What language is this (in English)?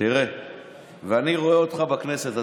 Hebrew